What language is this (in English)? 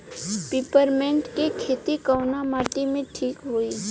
Bhojpuri